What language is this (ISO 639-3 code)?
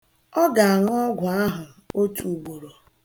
ibo